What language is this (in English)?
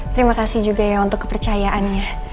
Indonesian